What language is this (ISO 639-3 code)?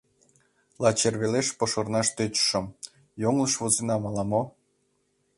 chm